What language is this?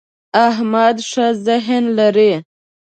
Pashto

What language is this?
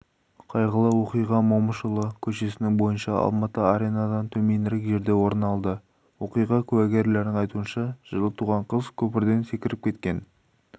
Kazakh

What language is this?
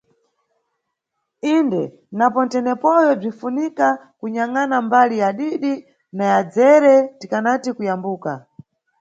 Nyungwe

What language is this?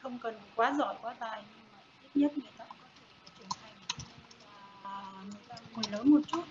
Vietnamese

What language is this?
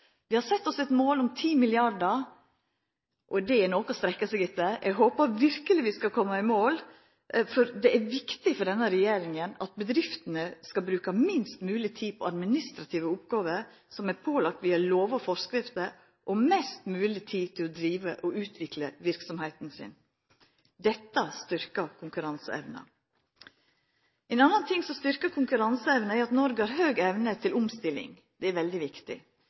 Norwegian Nynorsk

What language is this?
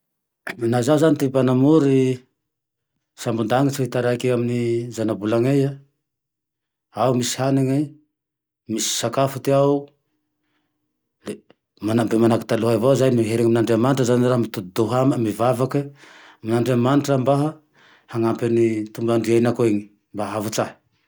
Tandroy-Mahafaly Malagasy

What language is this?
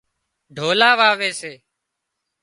Wadiyara Koli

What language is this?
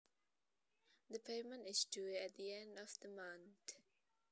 Javanese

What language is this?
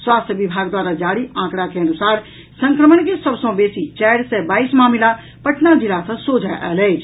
Maithili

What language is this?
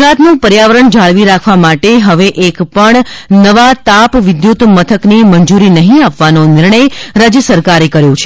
Gujarati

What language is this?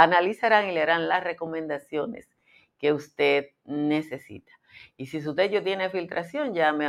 Spanish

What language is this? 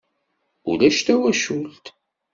Kabyle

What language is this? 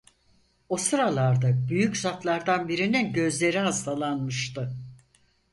Turkish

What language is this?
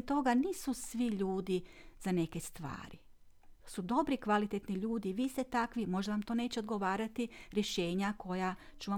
Croatian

